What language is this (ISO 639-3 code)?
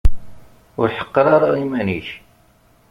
kab